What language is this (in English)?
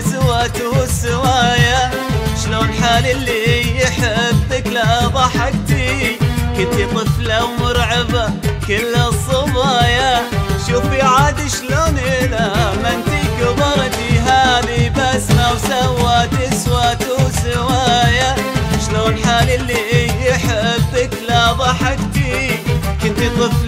Arabic